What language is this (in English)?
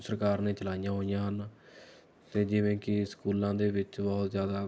Punjabi